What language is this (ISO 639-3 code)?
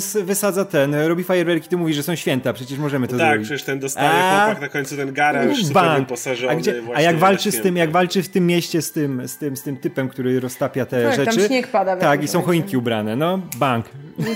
pol